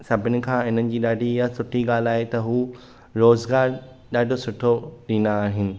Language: Sindhi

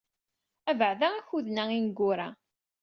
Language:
Kabyle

